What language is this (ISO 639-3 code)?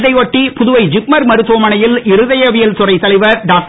tam